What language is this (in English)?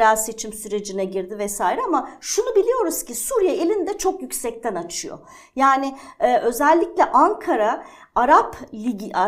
Turkish